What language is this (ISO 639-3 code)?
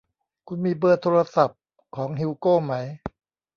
tha